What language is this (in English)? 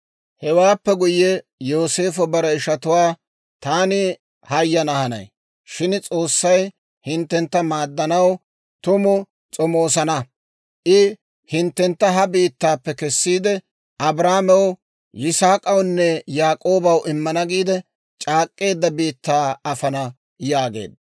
Dawro